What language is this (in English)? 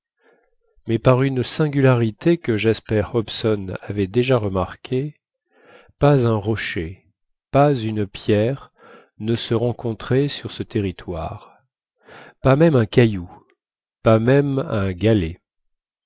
French